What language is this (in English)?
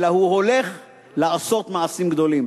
Hebrew